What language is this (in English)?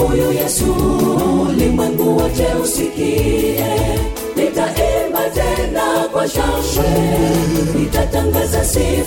Swahili